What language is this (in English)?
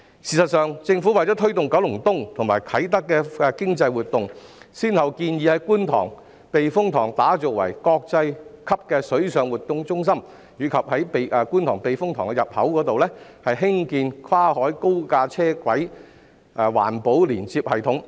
Cantonese